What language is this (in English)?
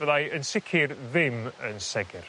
Welsh